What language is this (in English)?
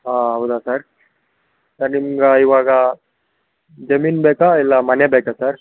Kannada